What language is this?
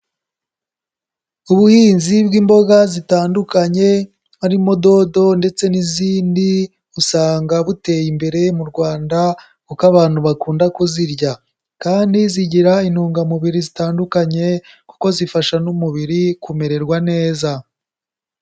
Kinyarwanda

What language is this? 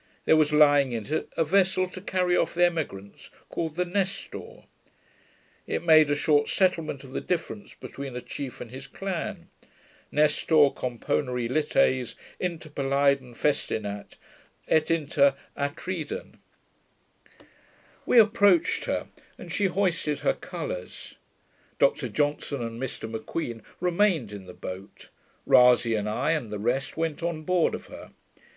English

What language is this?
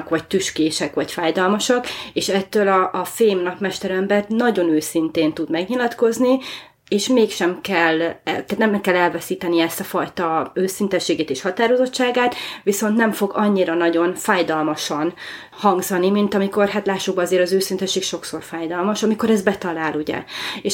Hungarian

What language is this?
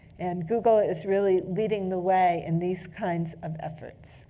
English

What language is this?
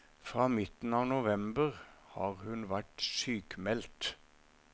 Norwegian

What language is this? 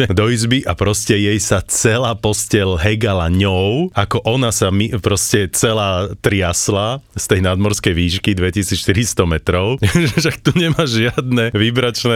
Slovak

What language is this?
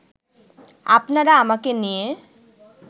Bangla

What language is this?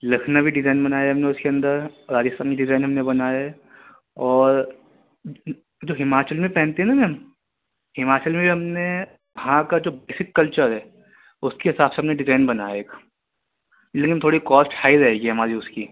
Urdu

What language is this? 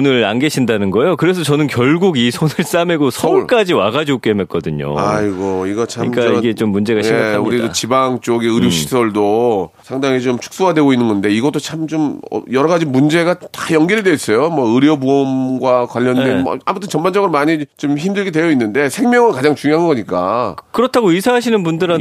Korean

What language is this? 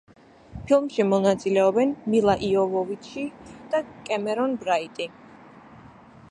Georgian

